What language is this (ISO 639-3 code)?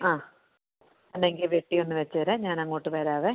mal